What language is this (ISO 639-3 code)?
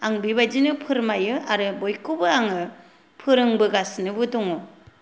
brx